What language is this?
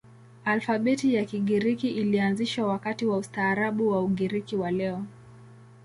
Swahili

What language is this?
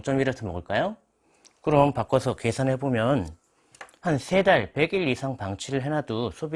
Korean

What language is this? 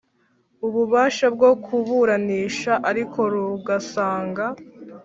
Kinyarwanda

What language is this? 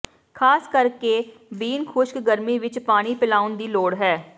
Punjabi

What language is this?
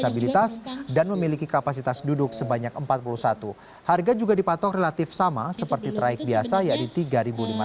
Indonesian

